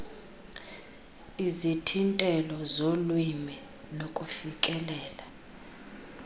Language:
Xhosa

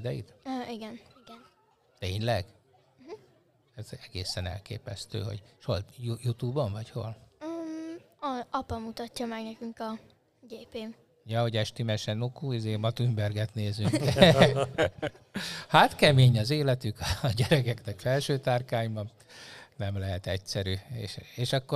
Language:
Hungarian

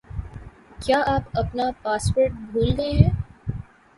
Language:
Urdu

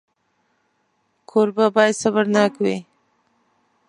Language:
Pashto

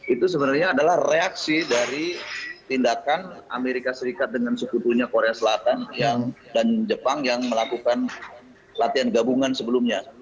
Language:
Indonesian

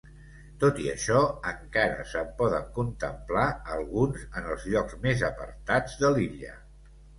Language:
Catalan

